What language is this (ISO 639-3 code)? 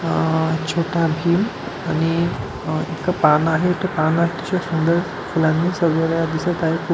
mar